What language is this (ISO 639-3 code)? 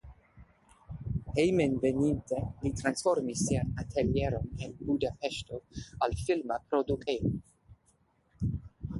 epo